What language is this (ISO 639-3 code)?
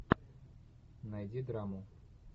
rus